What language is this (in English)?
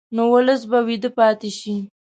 Pashto